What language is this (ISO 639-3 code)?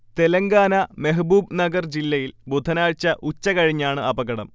mal